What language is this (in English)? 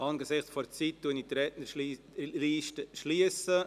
Swiss German